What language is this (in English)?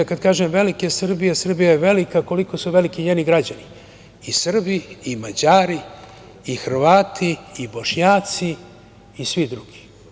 Serbian